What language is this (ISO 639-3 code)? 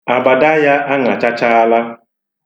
ibo